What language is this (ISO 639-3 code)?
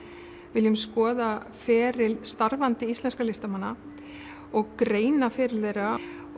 isl